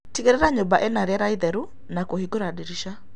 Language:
Kikuyu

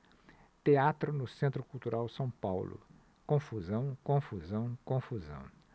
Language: Portuguese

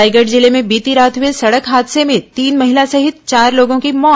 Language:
Hindi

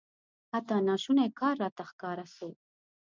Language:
Pashto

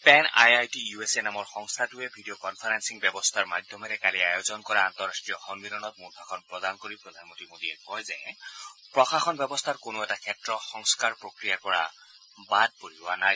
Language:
Assamese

